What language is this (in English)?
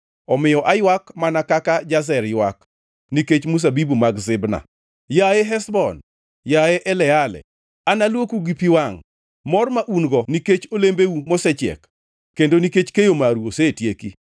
Luo (Kenya and Tanzania)